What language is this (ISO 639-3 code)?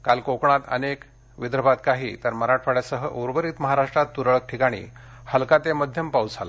mar